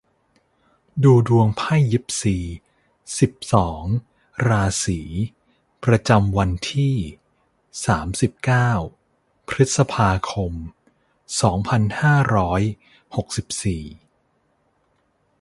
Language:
Thai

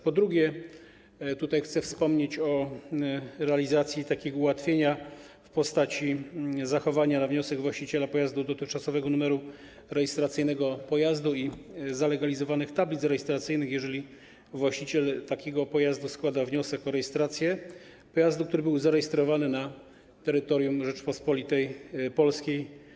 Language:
Polish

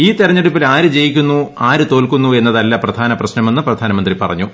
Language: Malayalam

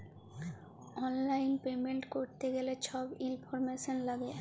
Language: Bangla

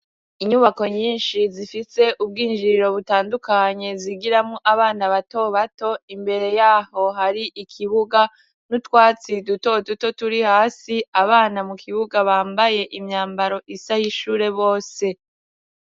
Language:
Rundi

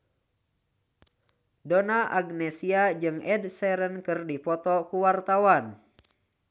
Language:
Sundanese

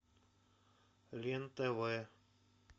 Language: Russian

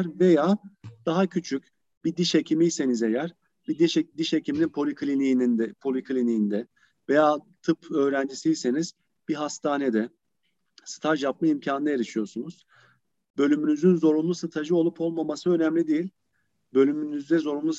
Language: Turkish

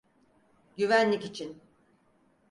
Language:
Turkish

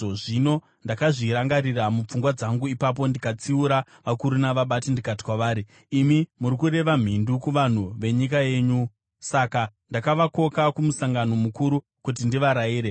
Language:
Shona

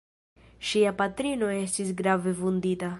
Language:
Esperanto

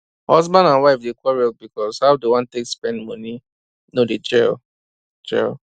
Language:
Nigerian Pidgin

